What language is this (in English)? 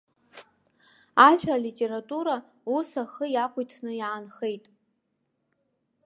Abkhazian